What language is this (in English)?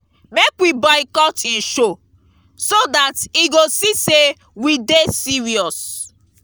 Nigerian Pidgin